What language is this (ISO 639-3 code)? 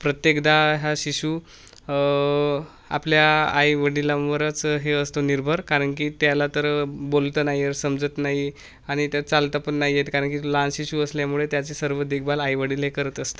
mar